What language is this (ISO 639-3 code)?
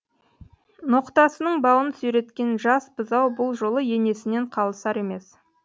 kaz